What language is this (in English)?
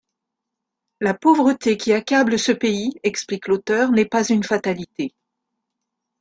French